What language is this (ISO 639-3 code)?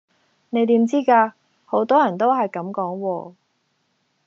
yue